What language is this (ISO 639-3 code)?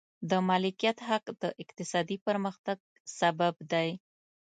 pus